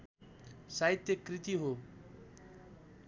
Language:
Nepali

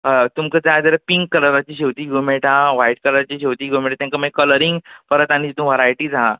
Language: Konkani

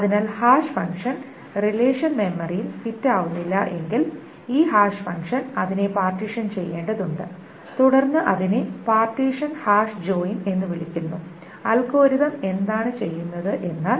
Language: Malayalam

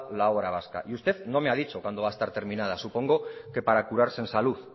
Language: Spanish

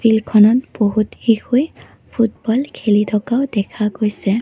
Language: Assamese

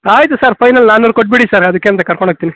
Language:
Kannada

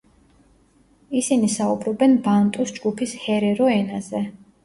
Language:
Georgian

